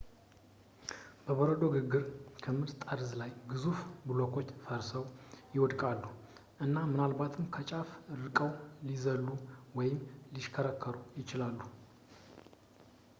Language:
Amharic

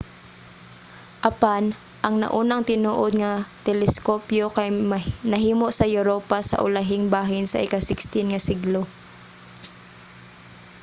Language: Cebuano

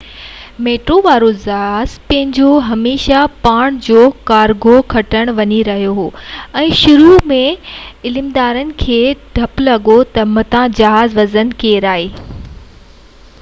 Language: Sindhi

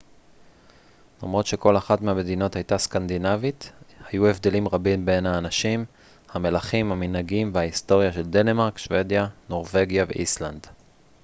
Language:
Hebrew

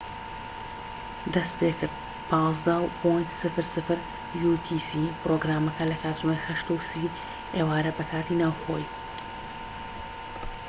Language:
Central Kurdish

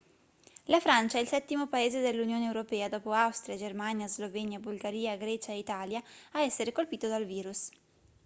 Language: Italian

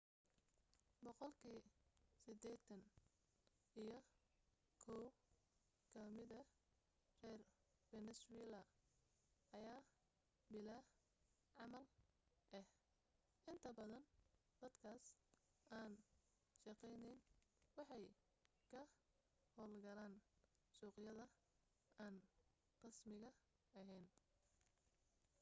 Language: Somali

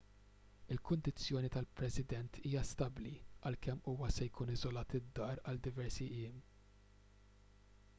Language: Maltese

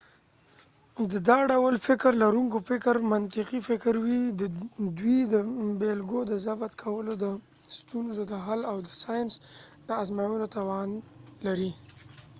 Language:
Pashto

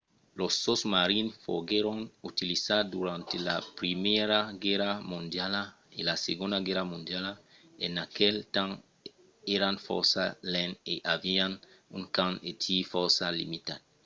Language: Occitan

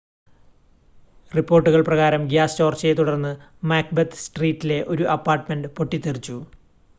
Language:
Malayalam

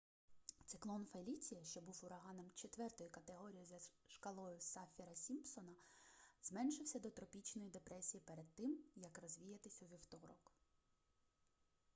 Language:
Ukrainian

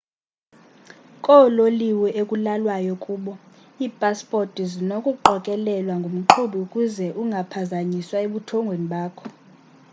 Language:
Xhosa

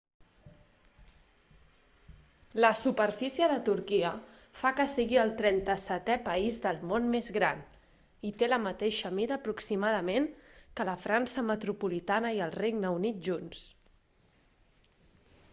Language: Catalan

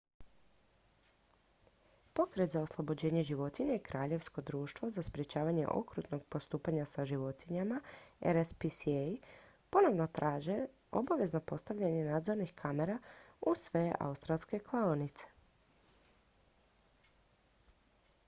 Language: Croatian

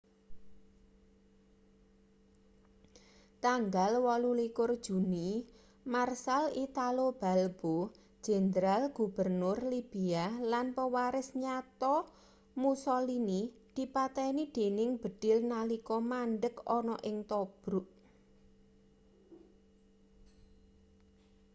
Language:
Javanese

